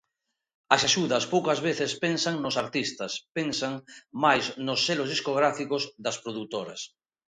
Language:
Galician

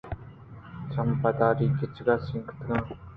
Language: Eastern Balochi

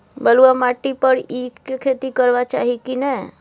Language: Maithili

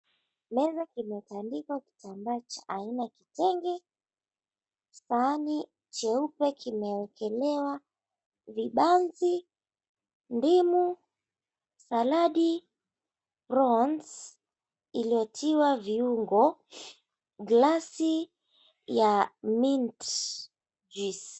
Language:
Swahili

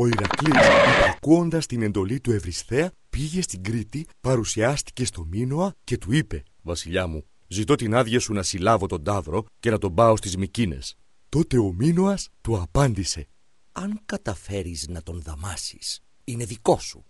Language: Greek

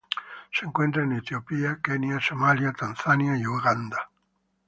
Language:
Spanish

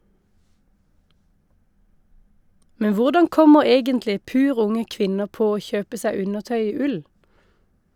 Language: Norwegian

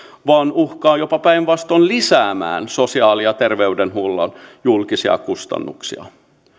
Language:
Finnish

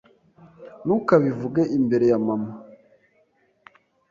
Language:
Kinyarwanda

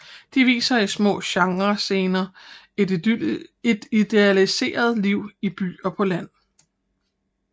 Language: Danish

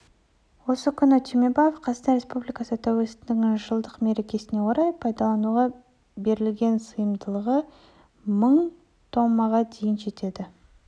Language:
Kazakh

